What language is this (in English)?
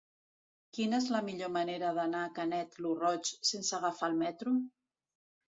Catalan